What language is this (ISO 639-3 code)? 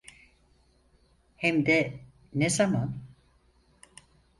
tur